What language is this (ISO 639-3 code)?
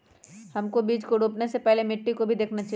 mag